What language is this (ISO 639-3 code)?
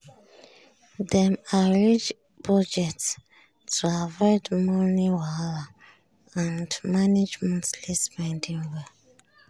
pcm